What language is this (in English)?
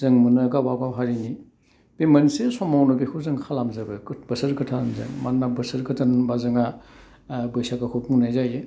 Bodo